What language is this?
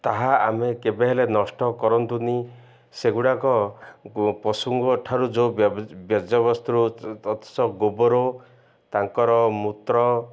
Odia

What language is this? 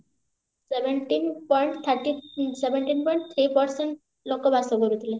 Odia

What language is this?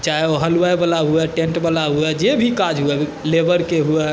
Maithili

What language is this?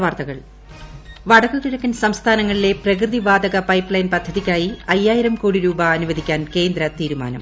Malayalam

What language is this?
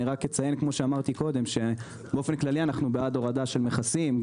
Hebrew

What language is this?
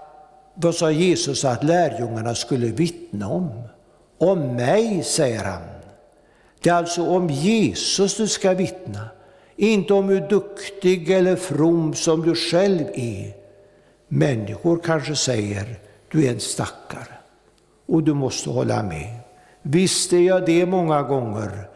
Swedish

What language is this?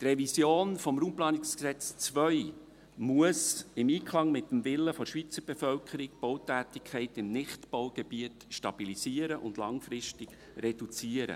Swiss German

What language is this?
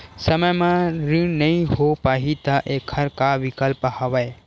Chhattisgarhi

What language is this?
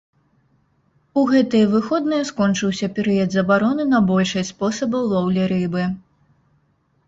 Belarusian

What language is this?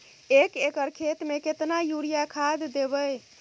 Maithili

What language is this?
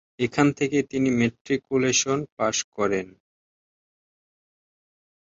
Bangla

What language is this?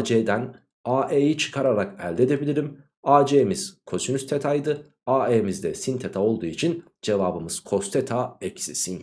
Turkish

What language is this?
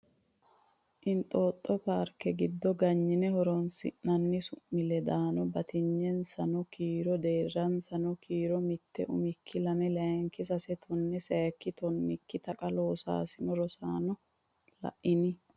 Sidamo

